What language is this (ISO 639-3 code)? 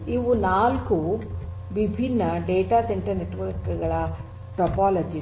kan